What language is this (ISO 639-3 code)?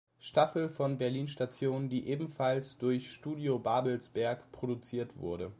deu